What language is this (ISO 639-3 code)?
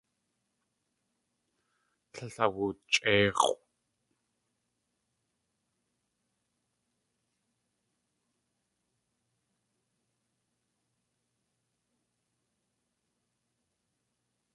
tli